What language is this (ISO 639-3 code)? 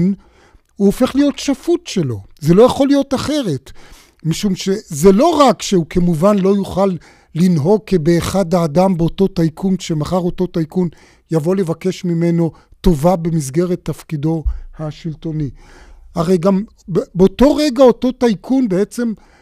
heb